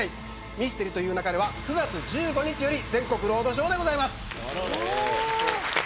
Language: Japanese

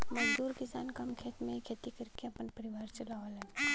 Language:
Bhojpuri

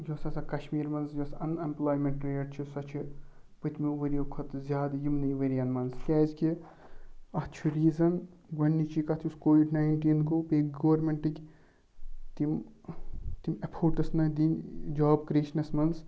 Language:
Kashmiri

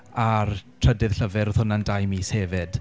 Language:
Welsh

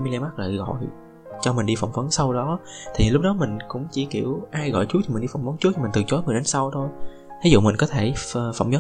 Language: Vietnamese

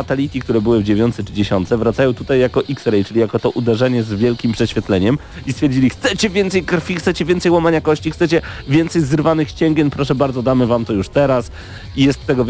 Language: Polish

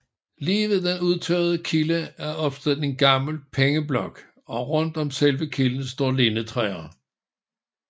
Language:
Danish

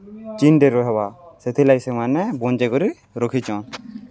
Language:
Odia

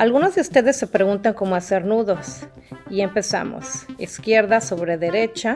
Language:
Spanish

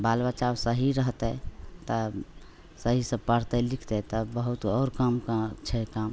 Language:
Maithili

